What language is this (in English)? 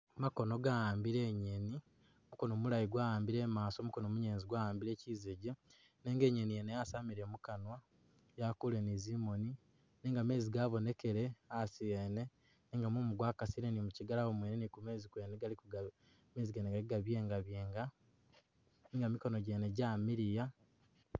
Masaaba